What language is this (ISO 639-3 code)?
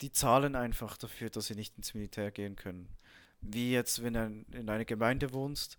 deu